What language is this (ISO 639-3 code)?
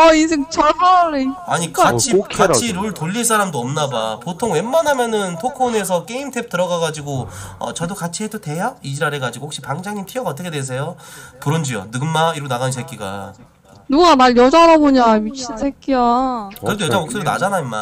kor